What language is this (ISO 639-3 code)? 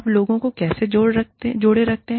hin